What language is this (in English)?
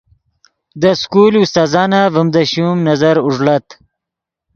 Yidgha